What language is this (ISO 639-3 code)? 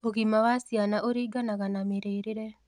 kik